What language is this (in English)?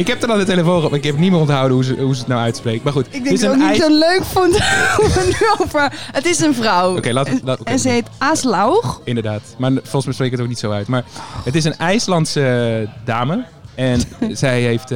Dutch